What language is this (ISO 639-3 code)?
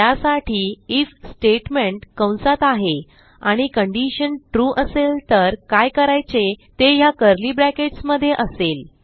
mar